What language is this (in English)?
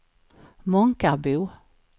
Swedish